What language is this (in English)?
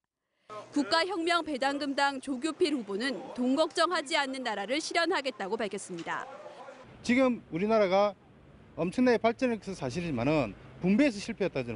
Korean